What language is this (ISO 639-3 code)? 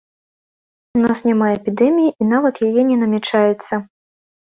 bel